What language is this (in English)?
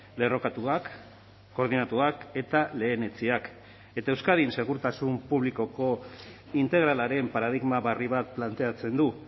Basque